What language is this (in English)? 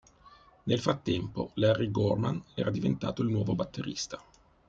Italian